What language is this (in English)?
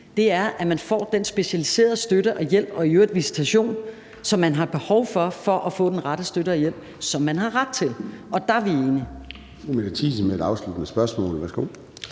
Danish